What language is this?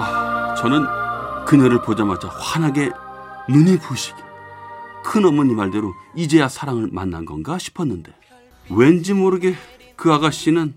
Korean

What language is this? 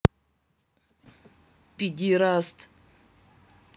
Russian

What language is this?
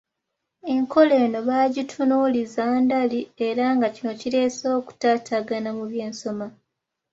Ganda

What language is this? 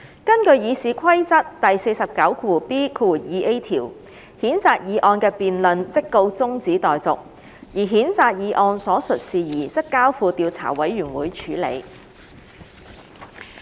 Cantonese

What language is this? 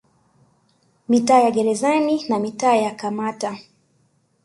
Swahili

